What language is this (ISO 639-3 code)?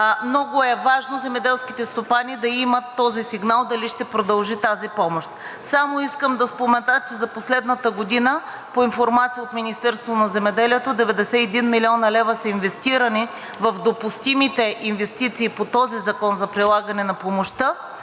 bul